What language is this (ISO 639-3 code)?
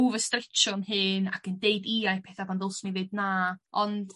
cym